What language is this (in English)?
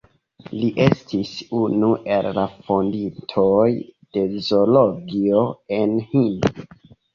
Esperanto